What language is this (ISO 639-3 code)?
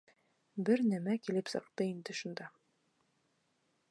bak